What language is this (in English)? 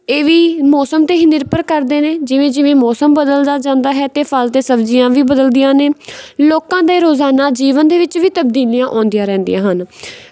Punjabi